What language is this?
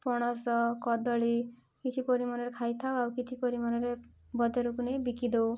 Odia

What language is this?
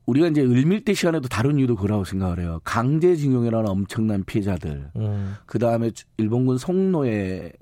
Korean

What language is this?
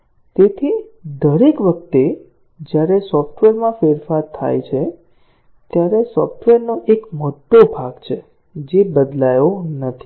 Gujarati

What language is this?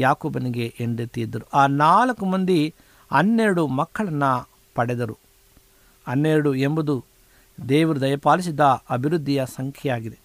Kannada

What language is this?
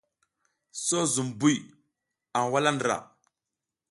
South Giziga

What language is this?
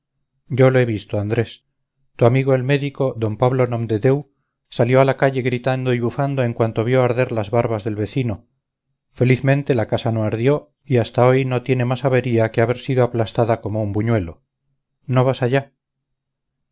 Spanish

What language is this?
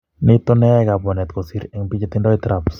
Kalenjin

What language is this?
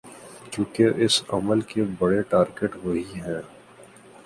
Urdu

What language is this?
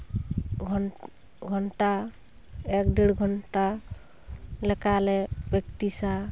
Santali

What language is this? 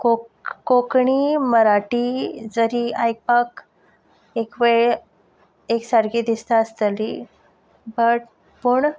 Konkani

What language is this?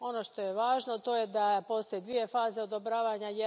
Croatian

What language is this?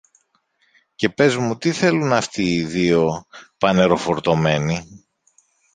Greek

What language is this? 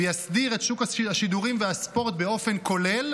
Hebrew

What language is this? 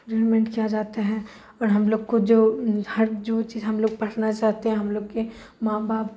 Urdu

